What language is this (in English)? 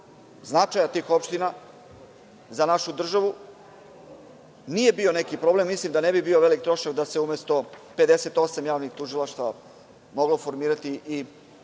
Serbian